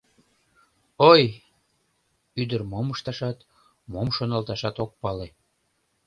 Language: Mari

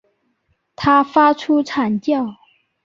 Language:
Chinese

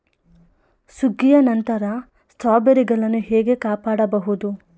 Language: Kannada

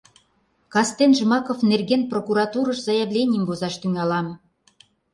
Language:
Mari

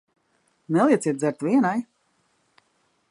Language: Latvian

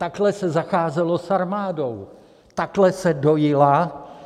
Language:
Czech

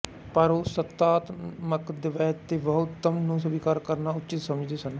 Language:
Punjabi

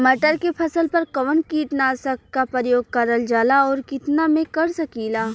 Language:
Bhojpuri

